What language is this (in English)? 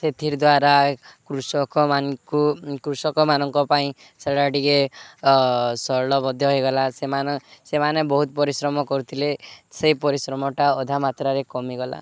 Odia